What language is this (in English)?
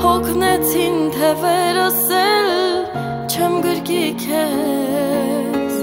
Turkish